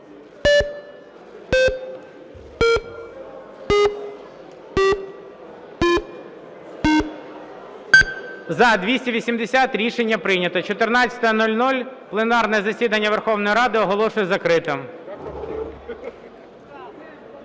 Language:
Ukrainian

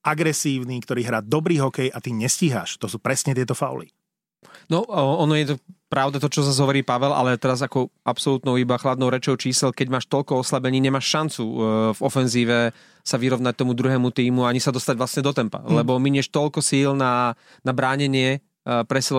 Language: Slovak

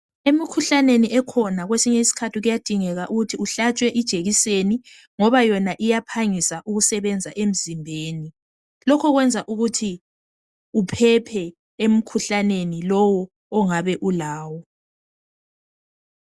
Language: North Ndebele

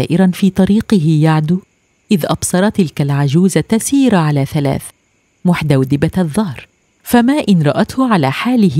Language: Arabic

